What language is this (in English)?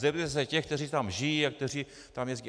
Czech